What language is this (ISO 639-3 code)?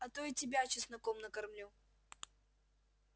rus